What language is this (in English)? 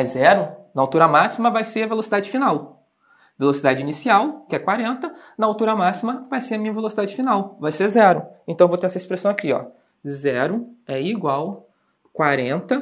Portuguese